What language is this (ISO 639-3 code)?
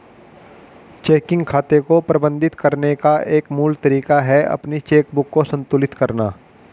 hin